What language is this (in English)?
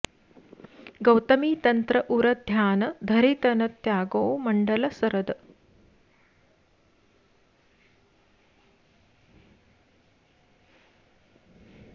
Sanskrit